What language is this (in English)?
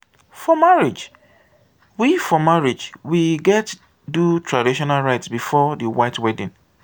Nigerian Pidgin